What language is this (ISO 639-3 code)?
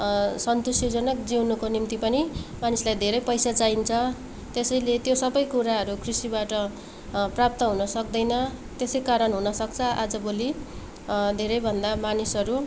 nep